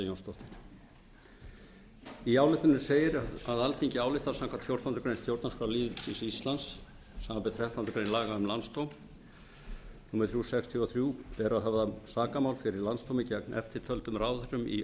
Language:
Icelandic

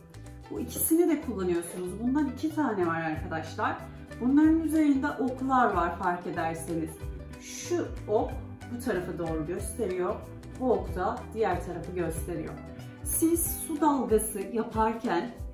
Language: Turkish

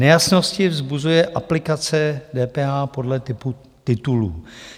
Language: Czech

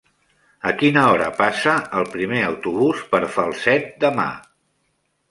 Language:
Catalan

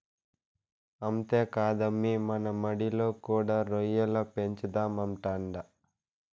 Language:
Telugu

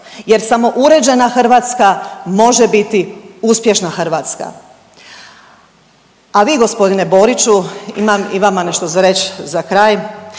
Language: Croatian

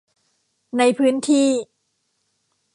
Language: Thai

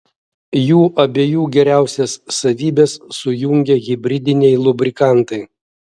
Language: Lithuanian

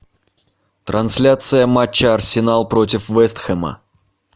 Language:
Russian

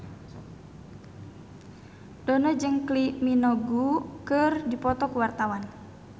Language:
Sundanese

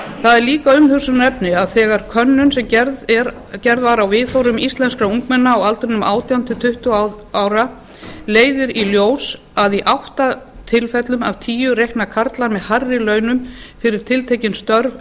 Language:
Icelandic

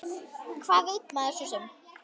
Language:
Icelandic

